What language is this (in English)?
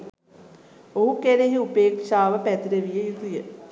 Sinhala